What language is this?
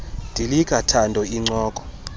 Xhosa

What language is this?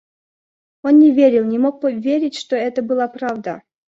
Russian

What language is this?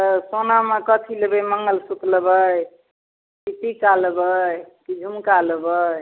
Maithili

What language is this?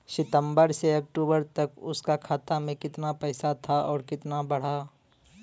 Bhojpuri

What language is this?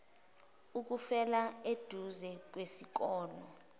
Zulu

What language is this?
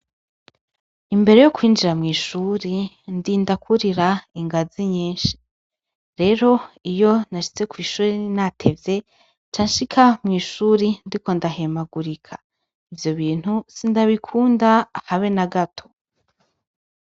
Rundi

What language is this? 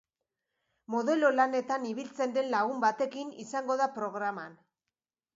Basque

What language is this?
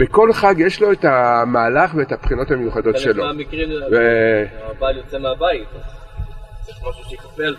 Hebrew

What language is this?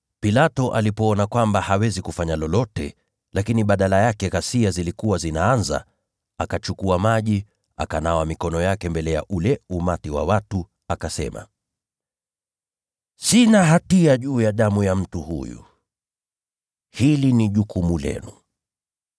Swahili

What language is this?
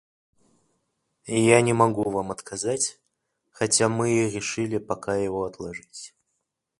Russian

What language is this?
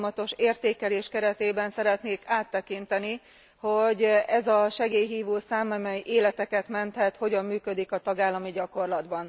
Hungarian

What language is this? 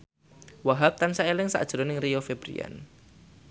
Javanese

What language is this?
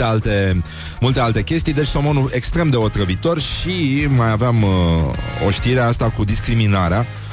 Romanian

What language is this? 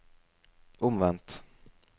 Norwegian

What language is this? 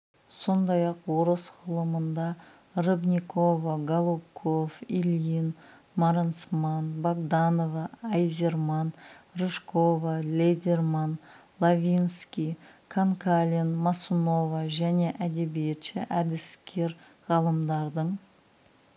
Kazakh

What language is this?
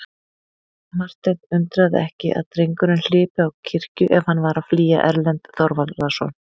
Icelandic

